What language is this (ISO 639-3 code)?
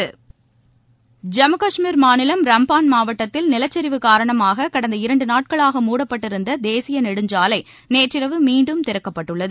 tam